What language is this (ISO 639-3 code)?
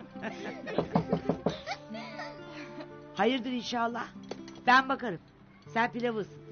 tur